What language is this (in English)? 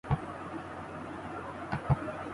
Urdu